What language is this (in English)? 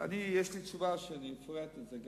Hebrew